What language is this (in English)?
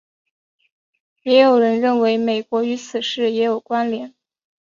Chinese